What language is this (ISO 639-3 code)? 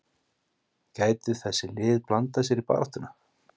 isl